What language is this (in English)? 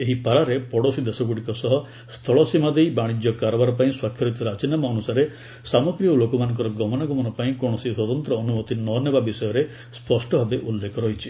Odia